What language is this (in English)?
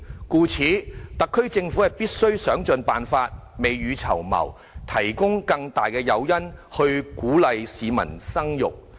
Cantonese